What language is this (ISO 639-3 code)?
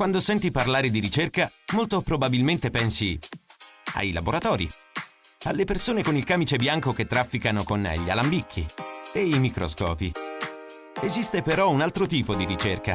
ita